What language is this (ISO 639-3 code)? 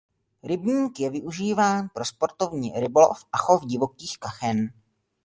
ces